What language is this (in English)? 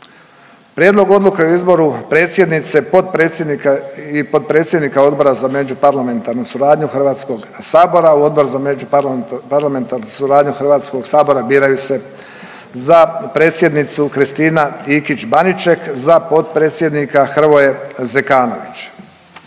Croatian